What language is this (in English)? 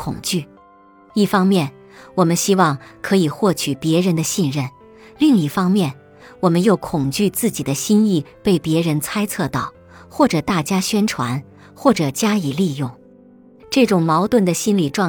Chinese